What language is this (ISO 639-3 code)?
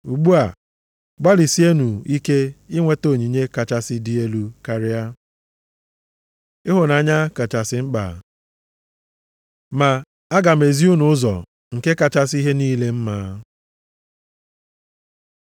ibo